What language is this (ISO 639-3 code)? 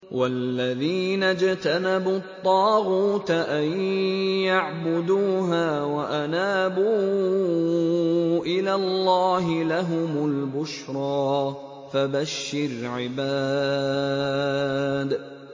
ara